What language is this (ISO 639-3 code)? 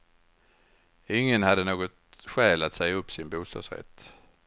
swe